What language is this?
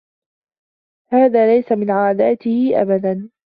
Arabic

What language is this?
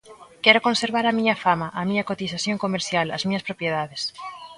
Galician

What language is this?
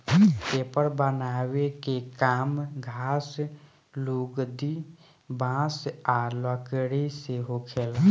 Bhojpuri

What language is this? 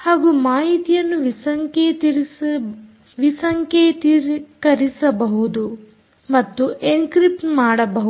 Kannada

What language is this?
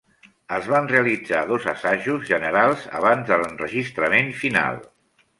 Catalan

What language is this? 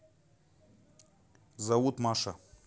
Russian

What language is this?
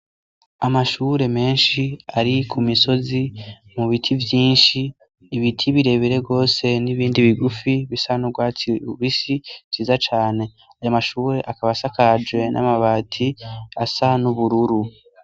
Rundi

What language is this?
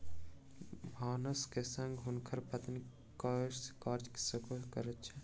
Maithili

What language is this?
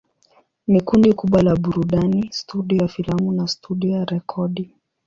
Swahili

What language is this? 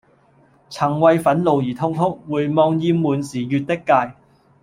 Cantonese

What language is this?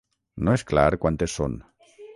Catalan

